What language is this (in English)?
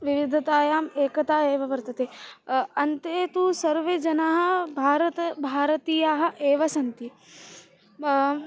Sanskrit